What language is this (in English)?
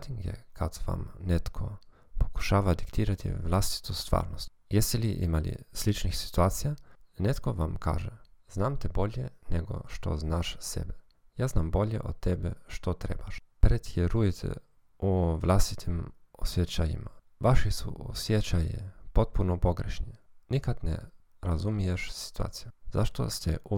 Croatian